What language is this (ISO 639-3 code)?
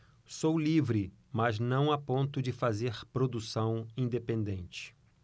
por